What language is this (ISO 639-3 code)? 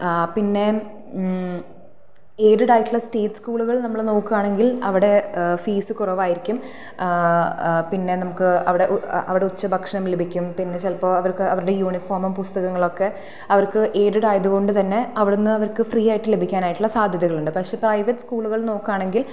mal